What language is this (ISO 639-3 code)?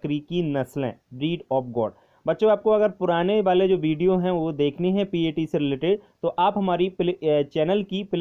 hin